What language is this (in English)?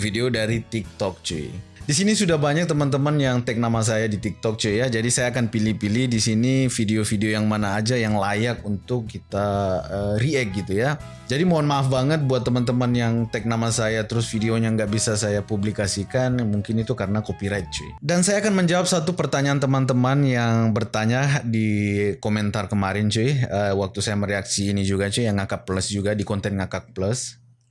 Indonesian